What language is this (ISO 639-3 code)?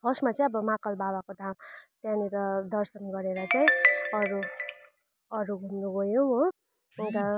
nep